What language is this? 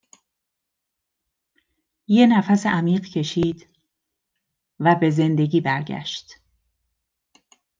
Persian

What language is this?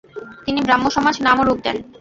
Bangla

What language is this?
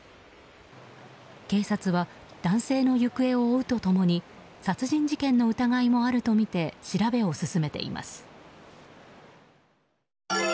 Japanese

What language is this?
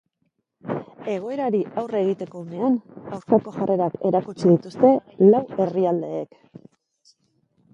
Basque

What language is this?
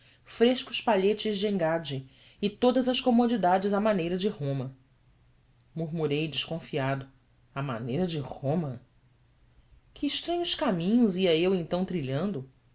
Portuguese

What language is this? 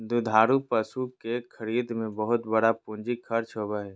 Magahi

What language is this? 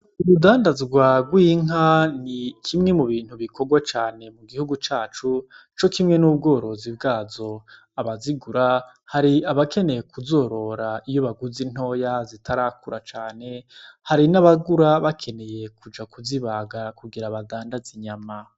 Rundi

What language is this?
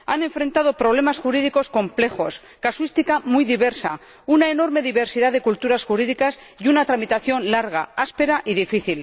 Spanish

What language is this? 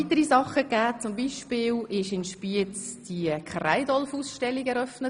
Swiss German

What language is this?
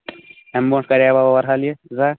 Kashmiri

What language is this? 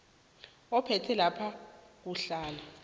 South Ndebele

